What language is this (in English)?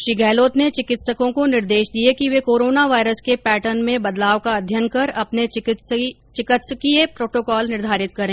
Hindi